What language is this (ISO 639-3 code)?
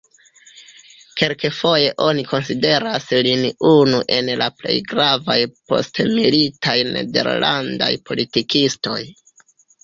epo